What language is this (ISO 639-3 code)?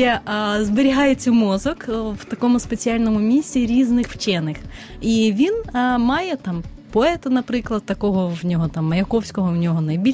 ukr